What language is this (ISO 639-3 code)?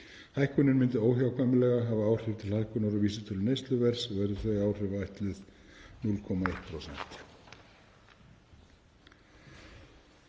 isl